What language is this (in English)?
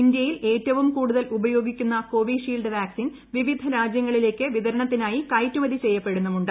Malayalam